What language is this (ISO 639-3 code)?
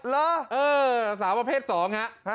tha